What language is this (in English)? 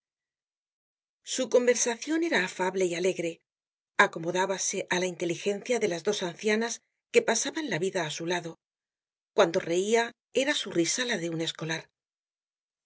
Spanish